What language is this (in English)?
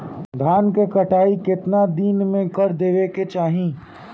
Bhojpuri